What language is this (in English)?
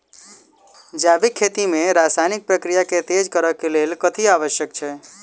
Maithili